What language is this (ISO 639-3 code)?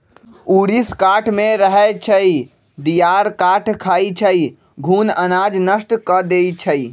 mag